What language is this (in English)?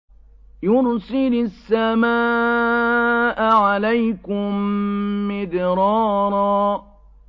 Arabic